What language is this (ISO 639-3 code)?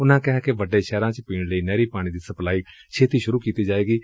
pan